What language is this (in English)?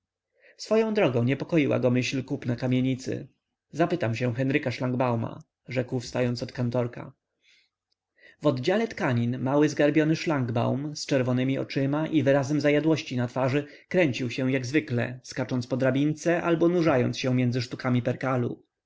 Polish